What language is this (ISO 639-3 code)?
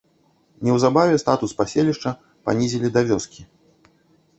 bel